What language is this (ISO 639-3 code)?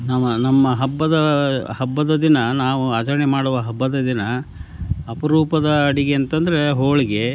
kan